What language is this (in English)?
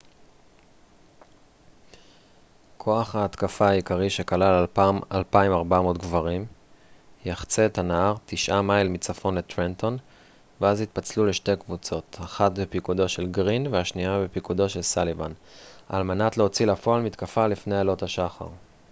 Hebrew